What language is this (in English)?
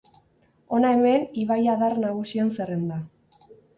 Basque